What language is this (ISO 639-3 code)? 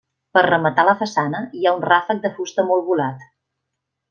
cat